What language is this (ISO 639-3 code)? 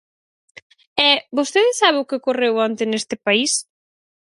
glg